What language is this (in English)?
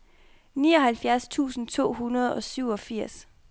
Danish